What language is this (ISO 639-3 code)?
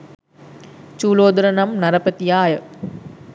sin